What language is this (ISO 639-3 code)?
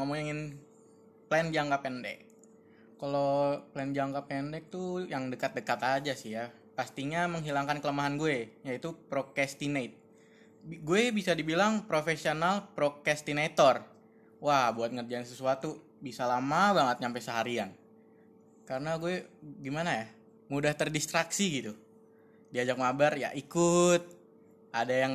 ind